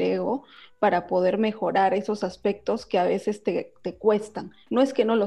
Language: Spanish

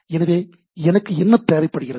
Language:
Tamil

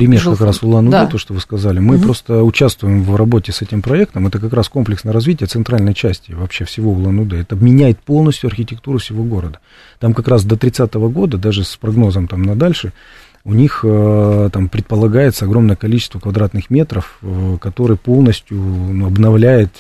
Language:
Russian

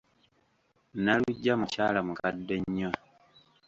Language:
Ganda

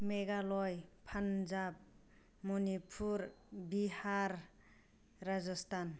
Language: Bodo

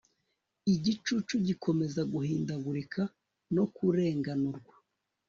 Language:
Kinyarwanda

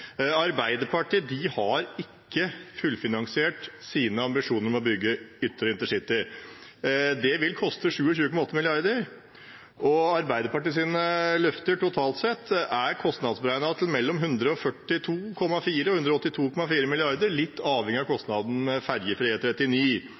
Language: Norwegian Bokmål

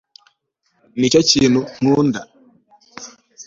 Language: Kinyarwanda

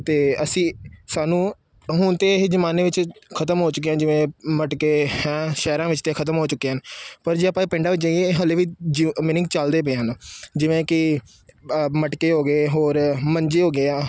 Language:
Punjabi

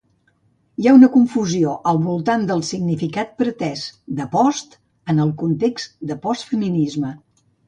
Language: Catalan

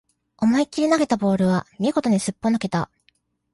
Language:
Japanese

